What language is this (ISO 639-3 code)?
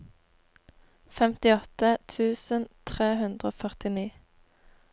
nor